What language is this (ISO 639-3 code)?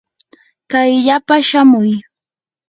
qur